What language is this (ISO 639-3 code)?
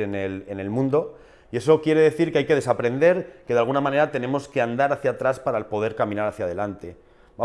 spa